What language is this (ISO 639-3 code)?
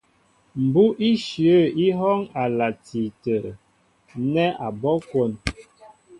mbo